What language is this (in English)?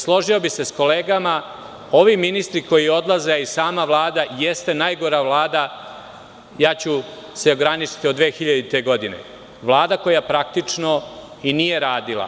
Serbian